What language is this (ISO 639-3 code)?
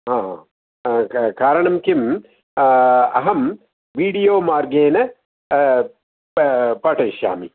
san